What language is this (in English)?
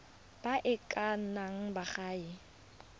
Tswana